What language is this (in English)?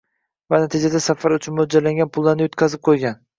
Uzbek